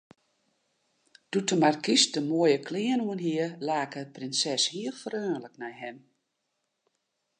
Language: Western Frisian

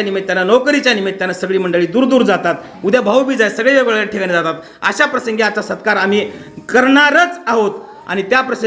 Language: Marathi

